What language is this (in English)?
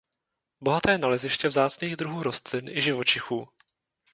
Czech